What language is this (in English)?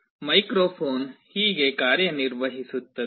Kannada